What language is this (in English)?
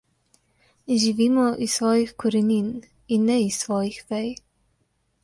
Slovenian